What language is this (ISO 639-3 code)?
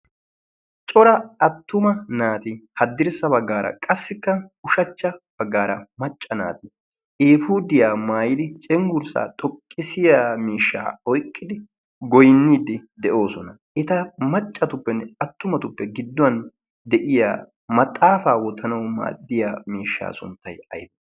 wal